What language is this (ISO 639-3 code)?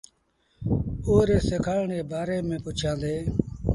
sbn